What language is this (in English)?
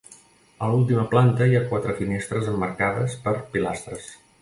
Catalan